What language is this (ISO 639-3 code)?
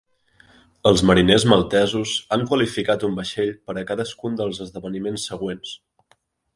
cat